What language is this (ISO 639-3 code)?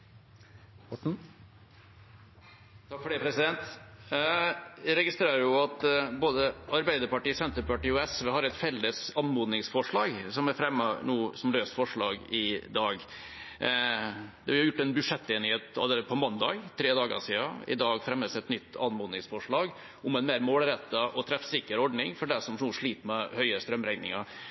nob